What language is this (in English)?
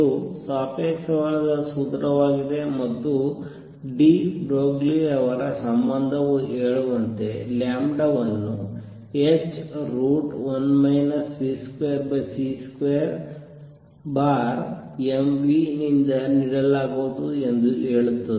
Kannada